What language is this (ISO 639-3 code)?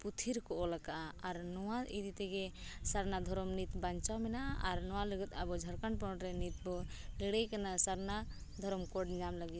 sat